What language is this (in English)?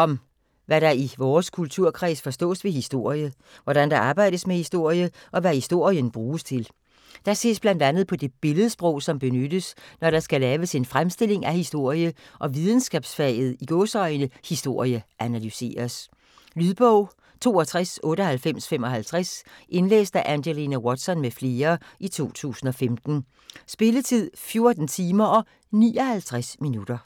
Danish